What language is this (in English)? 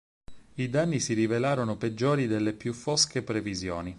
Italian